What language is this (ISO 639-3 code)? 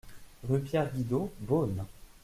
fra